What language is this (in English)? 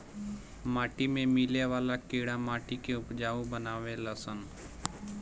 Bhojpuri